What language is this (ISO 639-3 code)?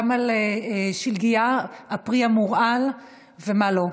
heb